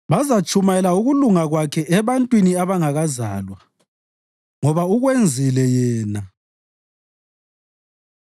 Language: North Ndebele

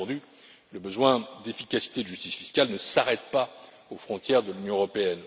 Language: French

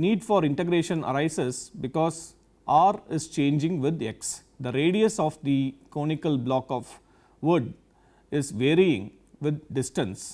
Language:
English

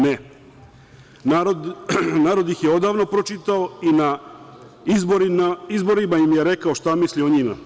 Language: Serbian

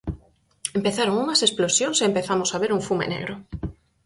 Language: Galician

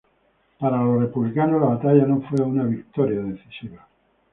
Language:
Spanish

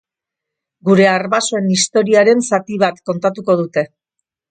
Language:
Basque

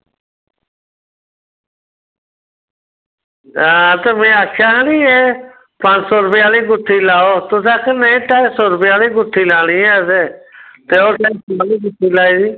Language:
Dogri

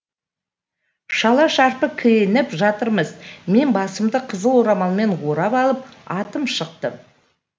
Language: Kazakh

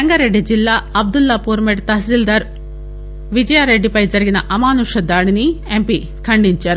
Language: Telugu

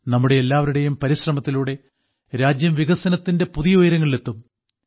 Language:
Malayalam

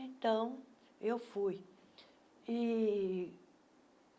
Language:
Portuguese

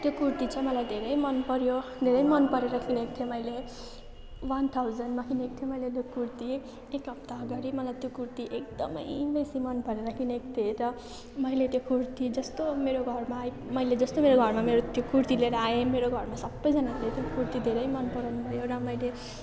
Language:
Nepali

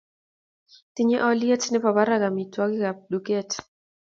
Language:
Kalenjin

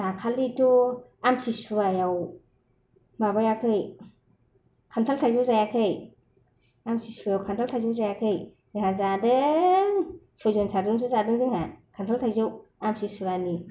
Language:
Bodo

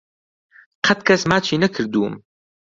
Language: Central Kurdish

